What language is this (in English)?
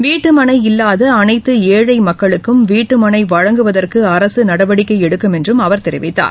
Tamil